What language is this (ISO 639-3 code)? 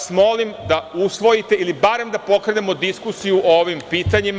srp